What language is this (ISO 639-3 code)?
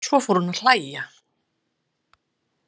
isl